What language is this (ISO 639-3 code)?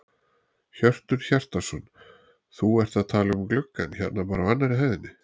isl